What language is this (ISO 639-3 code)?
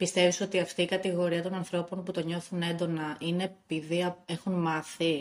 ell